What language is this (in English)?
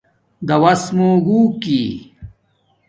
Domaaki